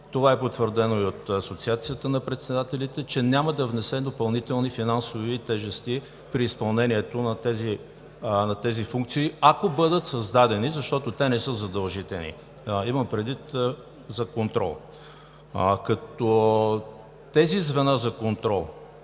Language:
Bulgarian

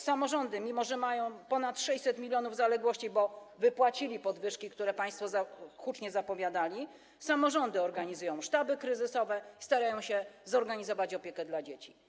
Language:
Polish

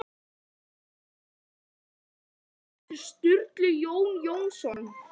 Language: Icelandic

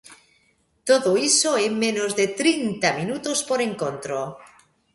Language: Galician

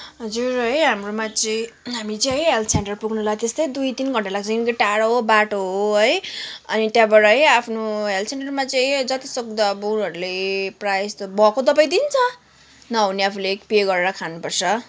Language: Nepali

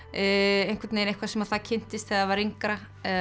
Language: Icelandic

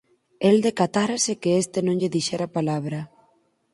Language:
Galician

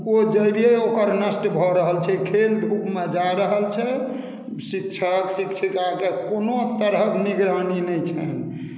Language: Maithili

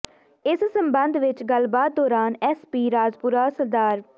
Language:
Punjabi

